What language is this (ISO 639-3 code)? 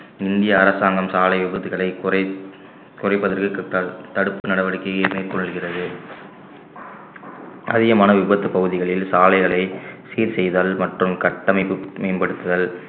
tam